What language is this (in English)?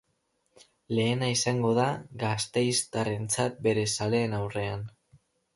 Basque